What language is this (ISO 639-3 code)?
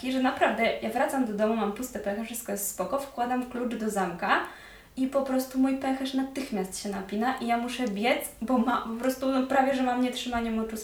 pol